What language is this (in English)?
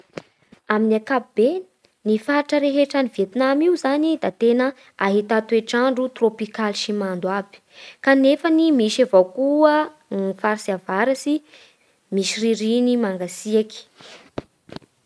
Bara Malagasy